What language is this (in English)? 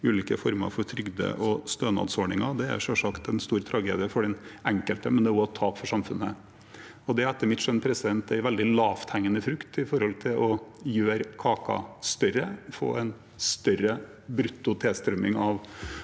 Norwegian